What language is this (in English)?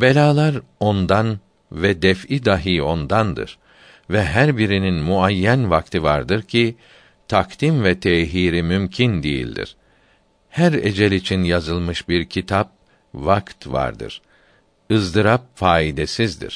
Turkish